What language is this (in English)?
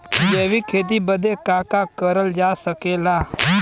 Bhojpuri